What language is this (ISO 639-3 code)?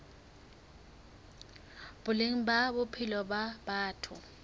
sot